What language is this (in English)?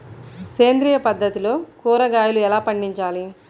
Telugu